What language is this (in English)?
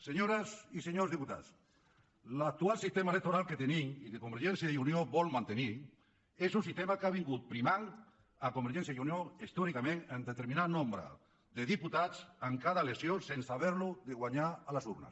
Catalan